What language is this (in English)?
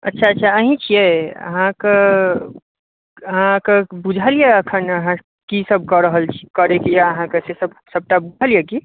Maithili